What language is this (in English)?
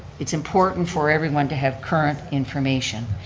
English